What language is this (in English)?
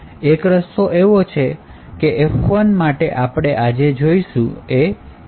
Gujarati